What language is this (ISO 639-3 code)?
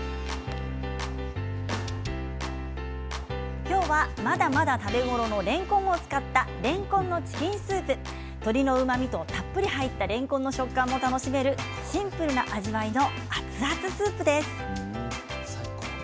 jpn